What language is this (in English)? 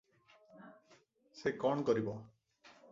Odia